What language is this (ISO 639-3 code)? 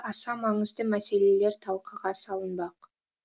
kaz